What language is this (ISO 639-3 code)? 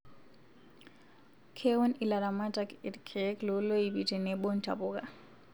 mas